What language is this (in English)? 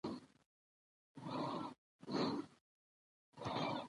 Pashto